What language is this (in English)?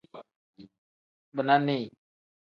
Tem